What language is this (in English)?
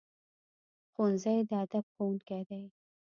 Pashto